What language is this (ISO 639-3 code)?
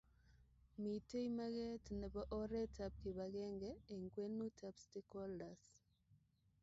kln